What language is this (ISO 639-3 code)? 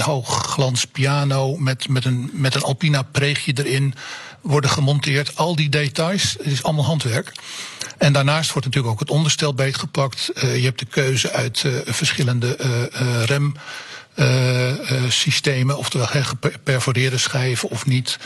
nld